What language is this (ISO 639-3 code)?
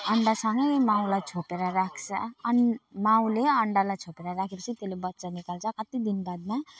nep